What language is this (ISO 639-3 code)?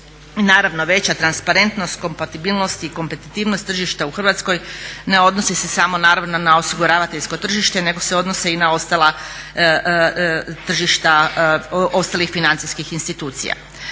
hrv